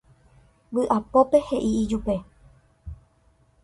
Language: Guarani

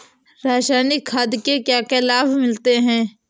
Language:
Hindi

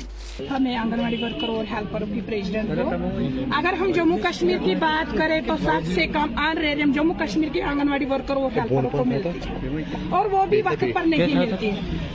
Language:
Urdu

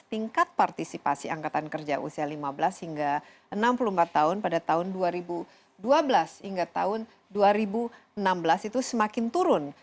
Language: Indonesian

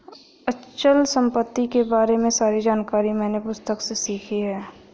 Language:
Hindi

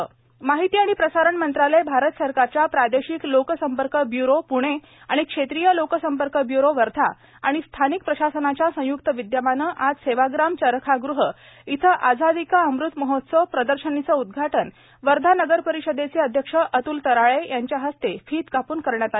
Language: Marathi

